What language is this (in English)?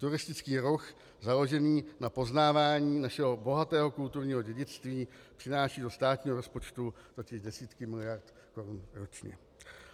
Czech